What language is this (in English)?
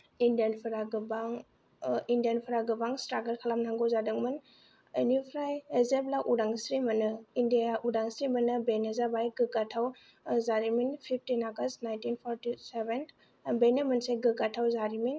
Bodo